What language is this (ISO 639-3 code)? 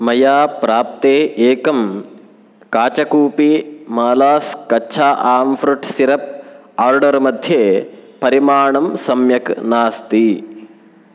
san